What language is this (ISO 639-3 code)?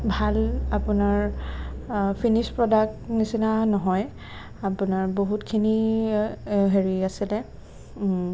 asm